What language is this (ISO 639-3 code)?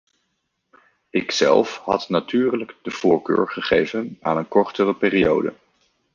nld